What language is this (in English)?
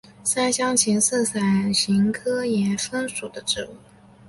Chinese